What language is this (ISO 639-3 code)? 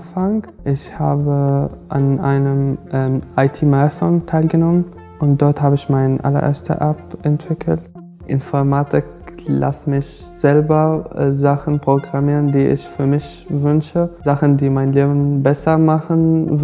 deu